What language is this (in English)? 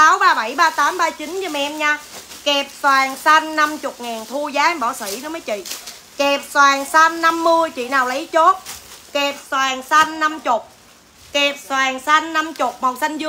Vietnamese